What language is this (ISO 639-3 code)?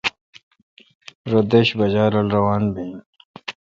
xka